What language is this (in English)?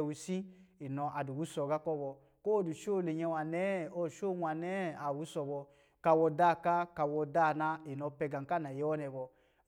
Lijili